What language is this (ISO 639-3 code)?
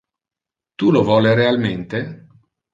ina